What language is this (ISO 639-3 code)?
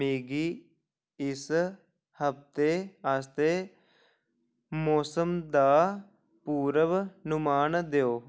doi